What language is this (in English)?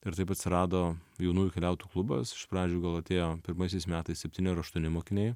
Lithuanian